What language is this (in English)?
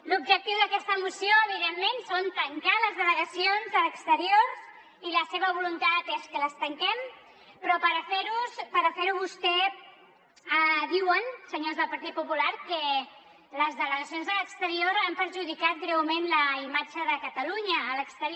Catalan